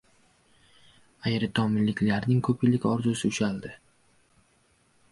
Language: Uzbek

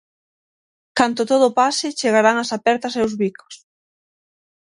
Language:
Galician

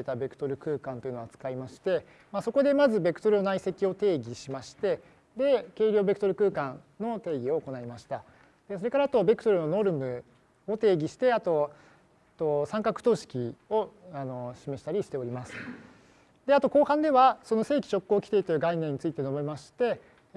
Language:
Japanese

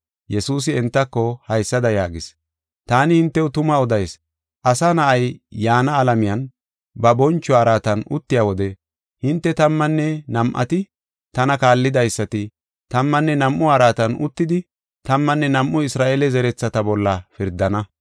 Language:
Gofa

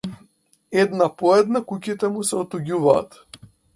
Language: Macedonian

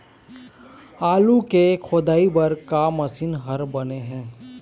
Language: Chhattisgarhi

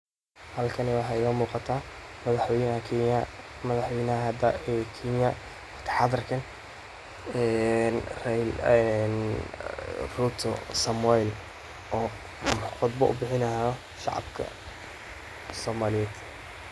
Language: Somali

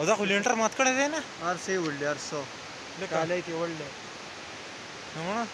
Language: Romanian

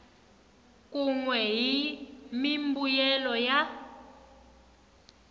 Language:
Tsonga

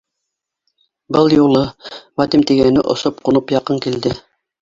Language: Bashkir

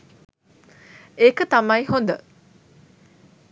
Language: Sinhala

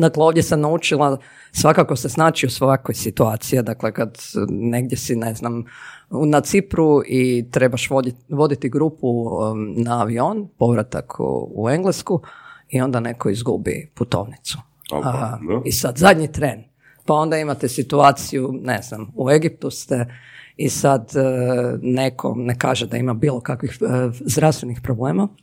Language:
Croatian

